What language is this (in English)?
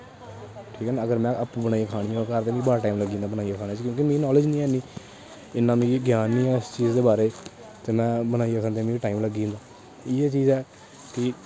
Dogri